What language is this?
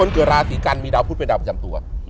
Thai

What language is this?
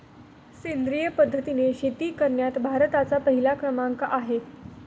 Marathi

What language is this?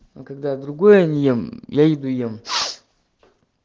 Russian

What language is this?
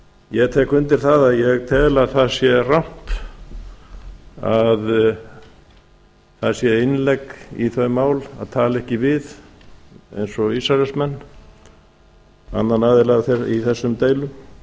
Icelandic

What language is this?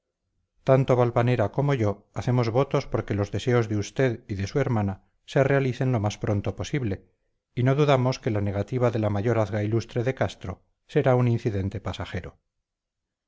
Spanish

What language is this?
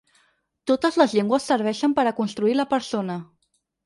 Catalan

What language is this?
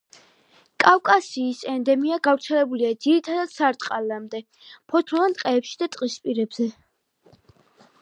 Georgian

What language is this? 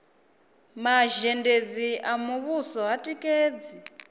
Venda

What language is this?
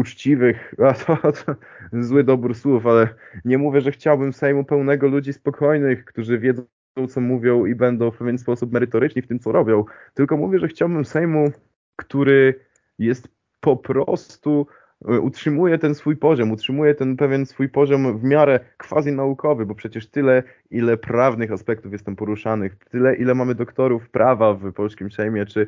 Polish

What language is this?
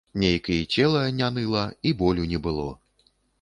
Belarusian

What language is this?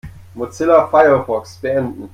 German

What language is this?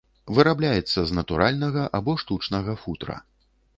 Belarusian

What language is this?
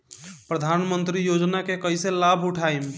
Bhojpuri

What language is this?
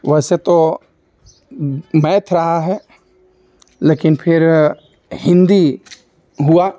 Hindi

